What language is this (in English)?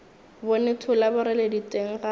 Northern Sotho